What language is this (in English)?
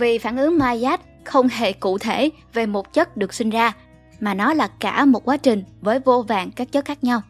Vietnamese